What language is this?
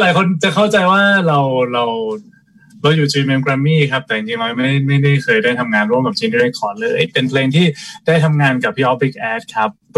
Thai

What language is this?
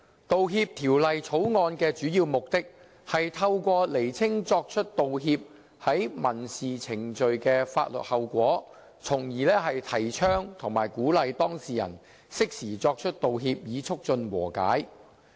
Cantonese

